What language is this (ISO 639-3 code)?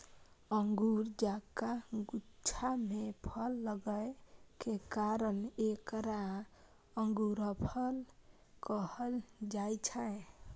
mai